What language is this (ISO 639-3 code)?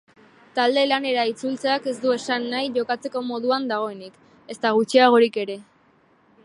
eus